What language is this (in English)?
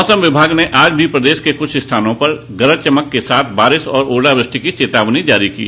Hindi